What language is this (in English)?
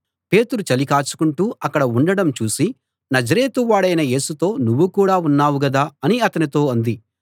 Telugu